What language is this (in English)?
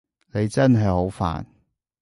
Cantonese